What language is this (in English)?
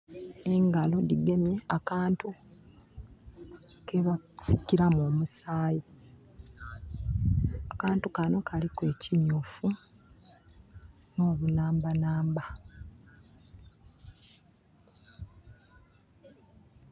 Soga